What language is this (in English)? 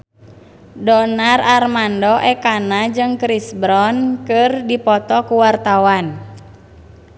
Sundanese